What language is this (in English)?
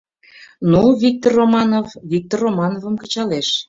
Mari